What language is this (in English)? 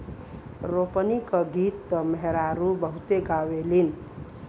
Bhojpuri